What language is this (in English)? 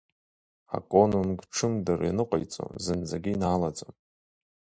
Abkhazian